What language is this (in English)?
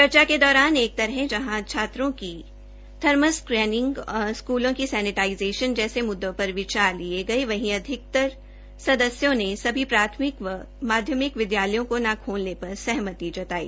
Hindi